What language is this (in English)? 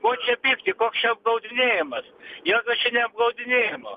Lithuanian